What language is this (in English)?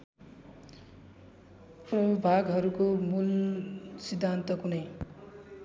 Nepali